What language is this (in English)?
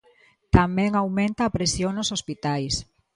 Galician